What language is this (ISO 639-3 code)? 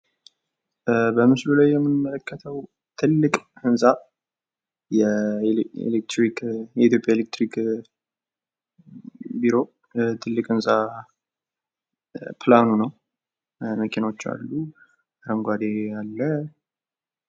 amh